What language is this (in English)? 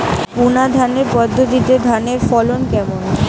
Bangla